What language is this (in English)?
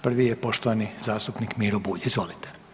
Croatian